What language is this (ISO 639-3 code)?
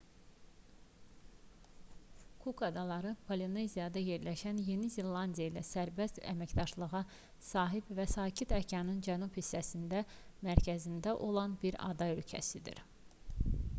aze